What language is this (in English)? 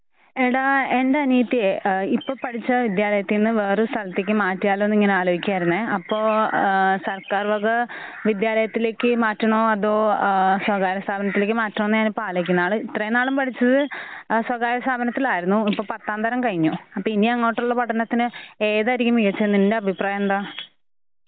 Malayalam